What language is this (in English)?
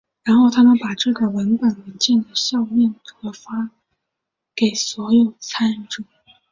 Chinese